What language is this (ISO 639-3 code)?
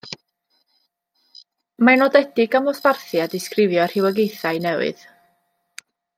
cym